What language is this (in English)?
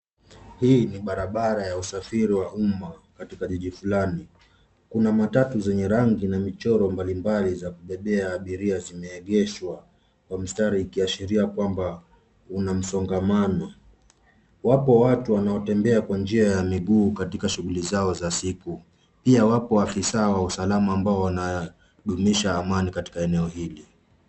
Swahili